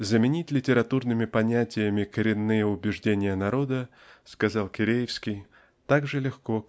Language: Russian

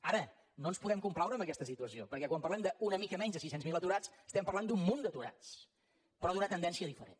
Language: Catalan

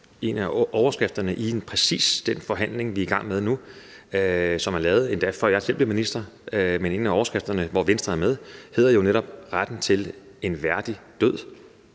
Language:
Danish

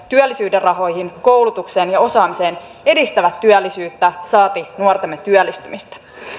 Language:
Finnish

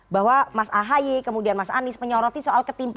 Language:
Indonesian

